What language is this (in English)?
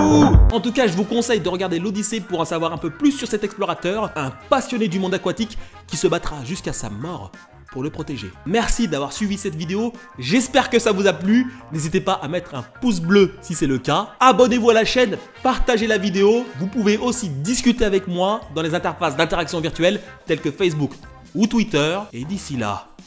French